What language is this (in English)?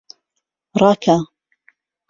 Central Kurdish